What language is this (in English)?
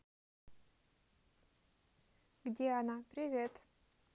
Russian